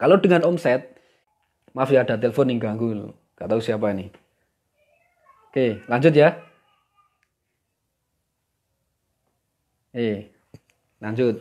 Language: Indonesian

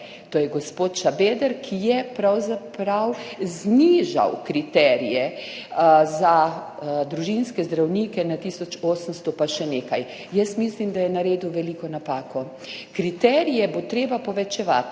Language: Slovenian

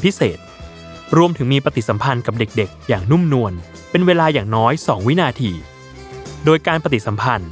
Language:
Thai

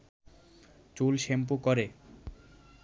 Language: Bangla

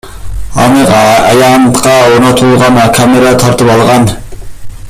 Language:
Kyrgyz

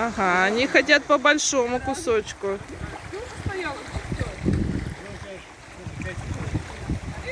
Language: Russian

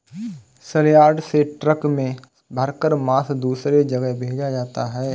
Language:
Hindi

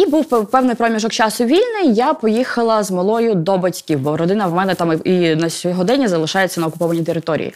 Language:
Ukrainian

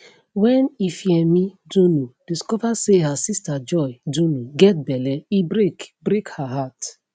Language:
Nigerian Pidgin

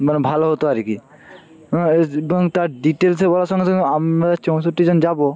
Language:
Bangla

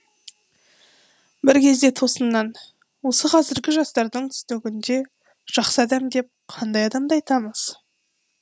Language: Kazakh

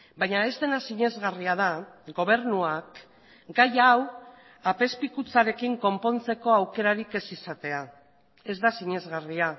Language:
Basque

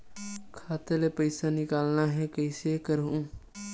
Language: Chhattisgarhi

